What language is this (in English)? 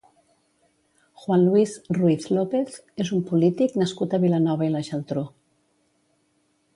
Catalan